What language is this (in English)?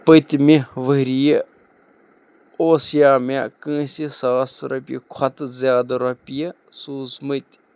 Kashmiri